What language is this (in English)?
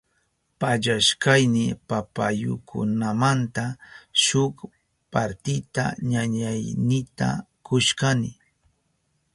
Southern Pastaza Quechua